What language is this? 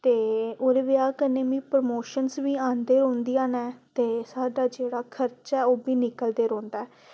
Dogri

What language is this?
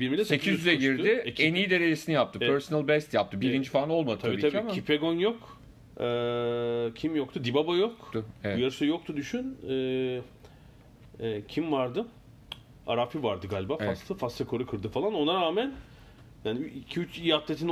Turkish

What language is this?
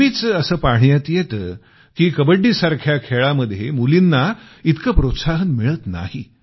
Marathi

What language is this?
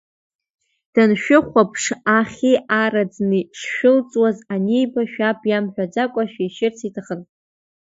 Abkhazian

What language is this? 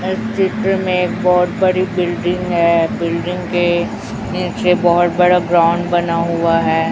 Hindi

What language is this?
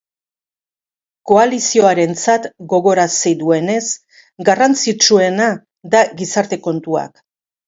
Basque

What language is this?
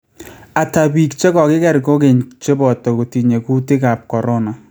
Kalenjin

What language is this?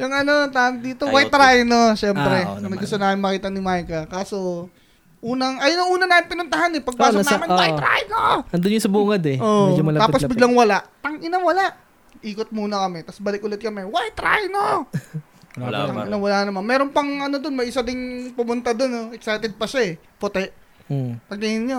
Filipino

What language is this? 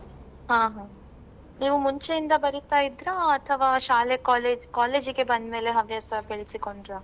Kannada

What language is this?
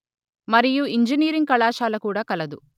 Telugu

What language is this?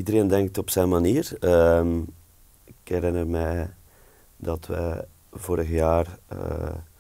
Dutch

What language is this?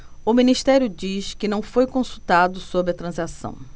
Portuguese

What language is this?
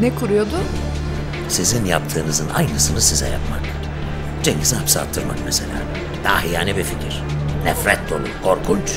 Turkish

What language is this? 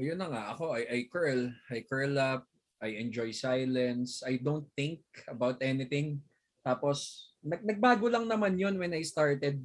Filipino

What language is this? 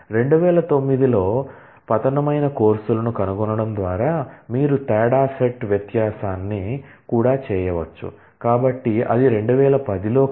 Telugu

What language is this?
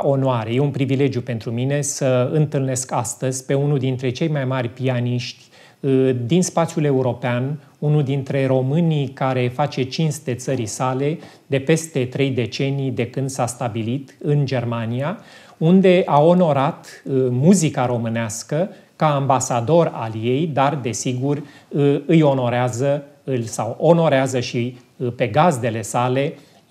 Romanian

